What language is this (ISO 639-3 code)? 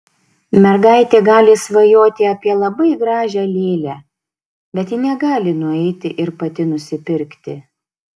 lit